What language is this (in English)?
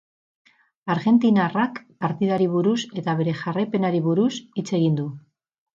Basque